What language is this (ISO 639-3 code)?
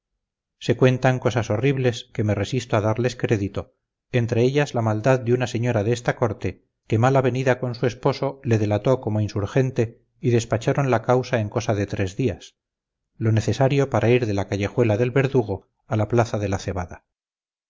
spa